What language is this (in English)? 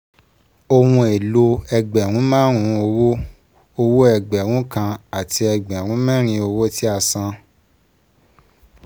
Yoruba